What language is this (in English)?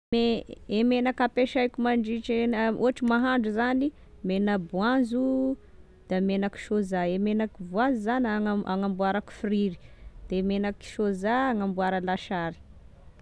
Tesaka Malagasy